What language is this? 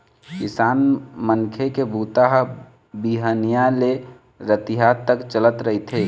Chhattisgarhi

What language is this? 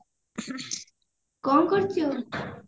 Odia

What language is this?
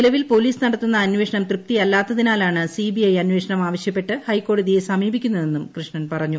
Malayalam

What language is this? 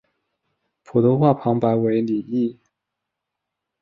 Chinese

